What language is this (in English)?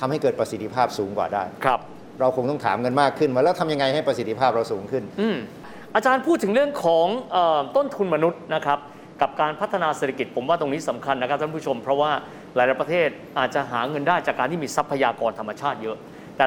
Thai